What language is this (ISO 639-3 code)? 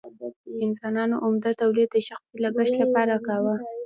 pus